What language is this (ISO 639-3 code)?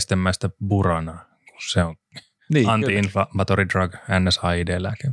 fin